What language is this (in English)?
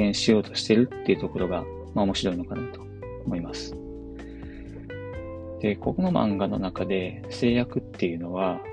Japanese